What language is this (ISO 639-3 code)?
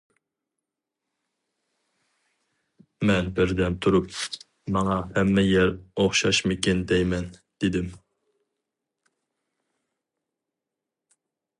uig